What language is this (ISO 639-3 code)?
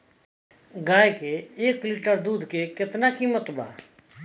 bho